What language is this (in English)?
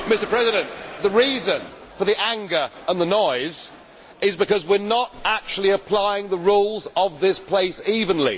English